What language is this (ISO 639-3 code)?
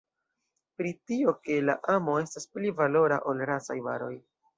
epo